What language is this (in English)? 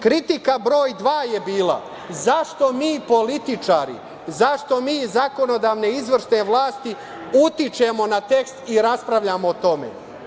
Serbian